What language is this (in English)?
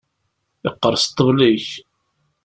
Kabyle